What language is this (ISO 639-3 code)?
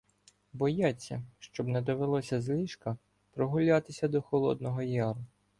ukr